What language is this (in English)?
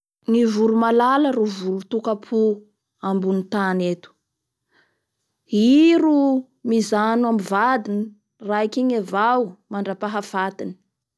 Bara Malagasy